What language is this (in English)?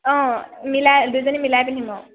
Assamese